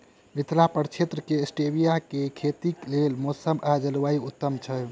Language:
Maithili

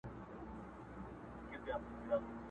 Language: Pashto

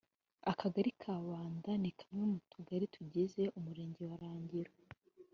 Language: Kinyarwanda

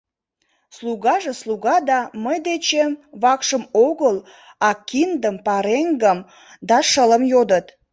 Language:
Mari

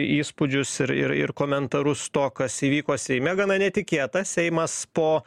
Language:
Lithuanian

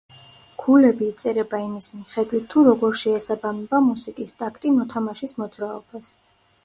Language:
Georgian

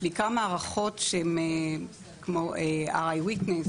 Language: Hebrew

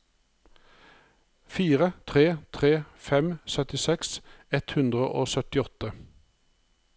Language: Norwegian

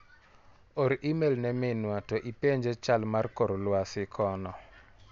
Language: Luo (Kenya and Tanzania)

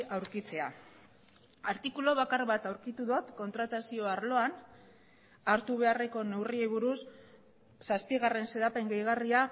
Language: Basque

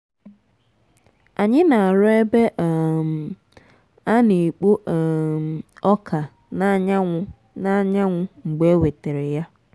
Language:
Igbo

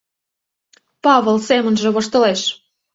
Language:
Mari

